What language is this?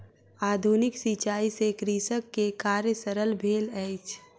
Maithili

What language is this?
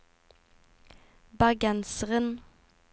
Norwegian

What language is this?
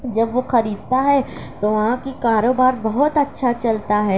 Urdu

